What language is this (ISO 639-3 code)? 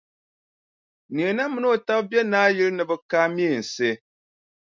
dag